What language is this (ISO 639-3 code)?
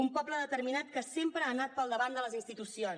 cat